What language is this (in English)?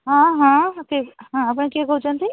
Odia